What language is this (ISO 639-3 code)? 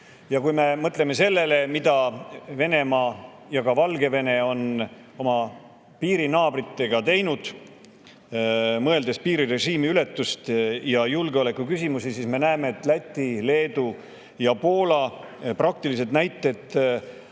est